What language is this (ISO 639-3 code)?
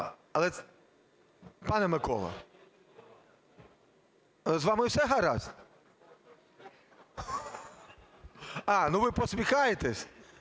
ukr